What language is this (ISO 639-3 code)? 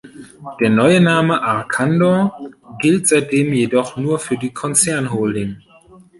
deu